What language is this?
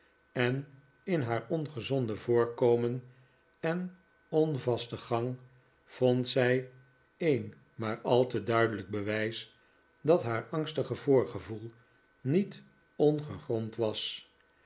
Dutch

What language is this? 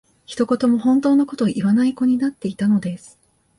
Japanese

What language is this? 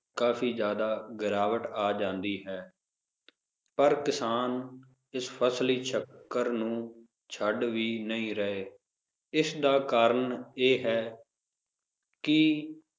Punjabi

